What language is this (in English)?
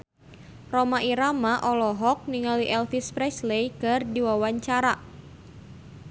Sundanese